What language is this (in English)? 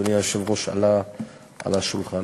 Hebrew